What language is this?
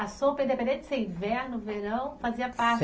Portuguese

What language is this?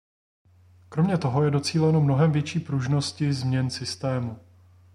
Czech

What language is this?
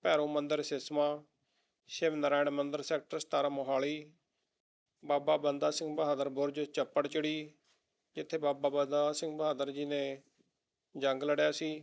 Punjabi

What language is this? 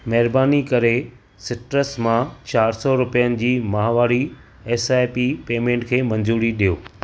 Sindhi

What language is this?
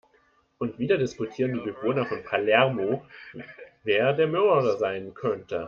German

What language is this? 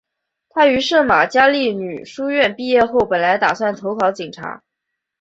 Chinese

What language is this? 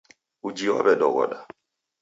Taita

